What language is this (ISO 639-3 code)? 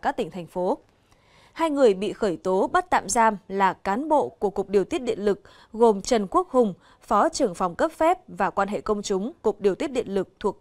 vie